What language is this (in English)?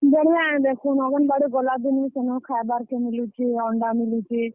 Odia